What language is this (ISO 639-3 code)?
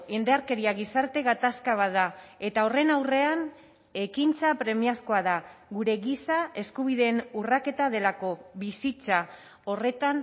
eus